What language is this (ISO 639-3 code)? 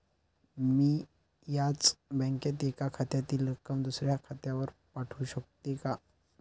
mar